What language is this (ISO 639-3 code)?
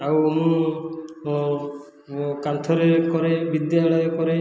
ori